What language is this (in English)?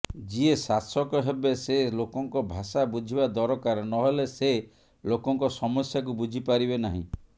Odia